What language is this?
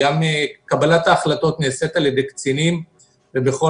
Hebrew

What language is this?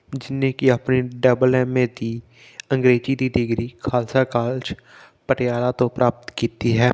Punjabi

